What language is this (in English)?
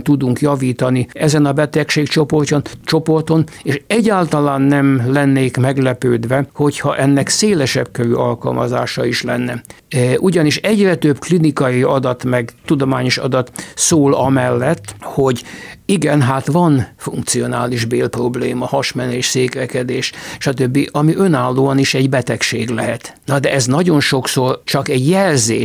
Hungarian